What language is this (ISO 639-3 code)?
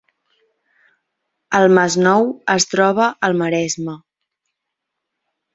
cat